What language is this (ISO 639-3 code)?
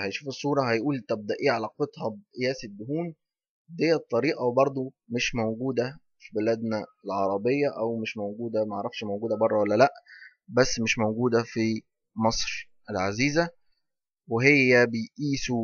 ara